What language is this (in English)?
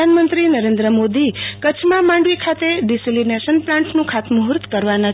Gujarati